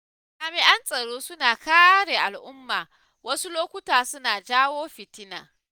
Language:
Hausa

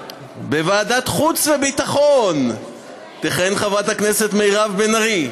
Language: Hebrew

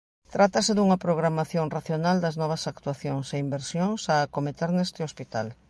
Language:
Galician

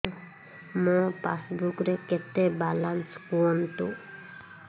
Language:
Odia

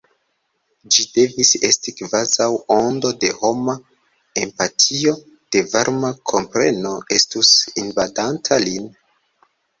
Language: Esperanto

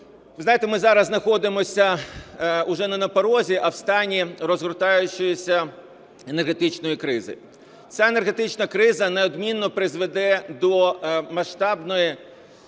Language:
Ukrainian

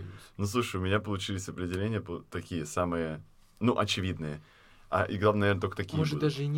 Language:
Russian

